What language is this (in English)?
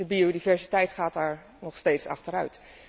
Dutch